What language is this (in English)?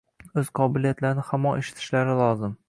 Uzbek